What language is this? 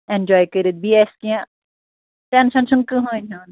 Kashmiri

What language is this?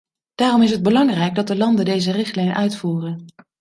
Dutch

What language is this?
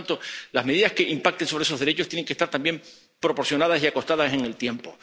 Spanish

